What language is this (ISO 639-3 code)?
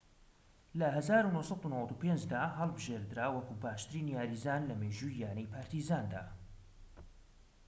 ckb